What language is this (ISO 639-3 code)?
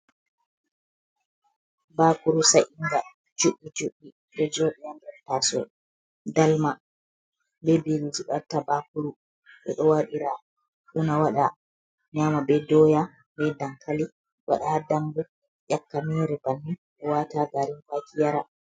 ful